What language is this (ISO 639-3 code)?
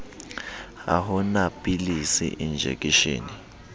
sot